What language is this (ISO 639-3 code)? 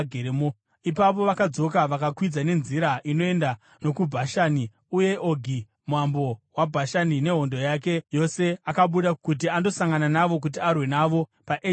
sna